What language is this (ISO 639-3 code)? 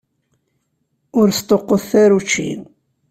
kab